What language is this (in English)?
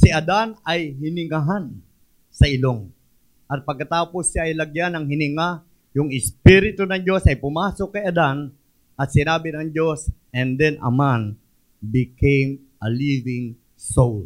Filipino